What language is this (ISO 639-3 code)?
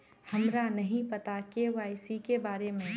mag